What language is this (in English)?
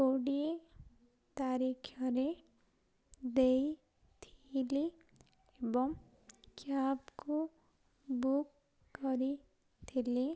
Odia